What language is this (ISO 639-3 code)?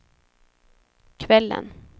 swe